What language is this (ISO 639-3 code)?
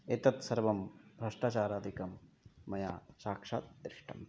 san